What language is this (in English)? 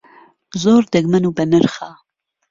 Central Kurdish